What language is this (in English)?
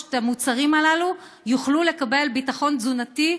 Hebrew